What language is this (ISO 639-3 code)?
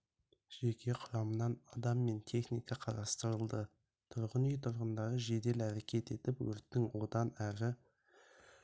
kaz